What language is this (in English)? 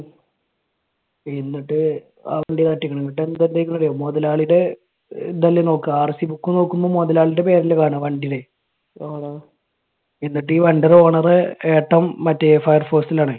Malayalam